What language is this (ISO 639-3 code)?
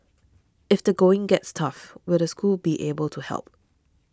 eng